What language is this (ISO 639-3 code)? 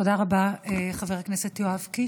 heb